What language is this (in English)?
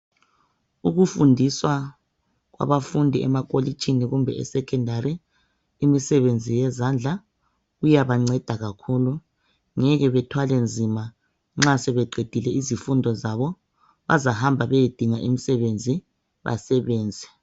North Ndebele